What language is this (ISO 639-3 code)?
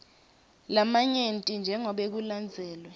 ssw